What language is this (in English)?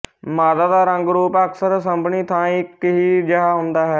Punjabi